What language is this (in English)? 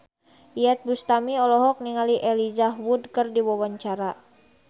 Sundanese